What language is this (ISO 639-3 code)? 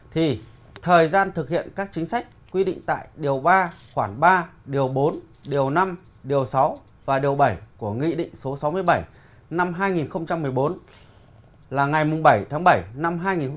vie